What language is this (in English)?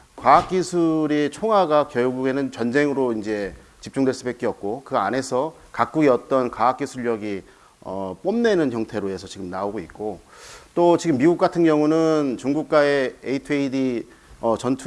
Korean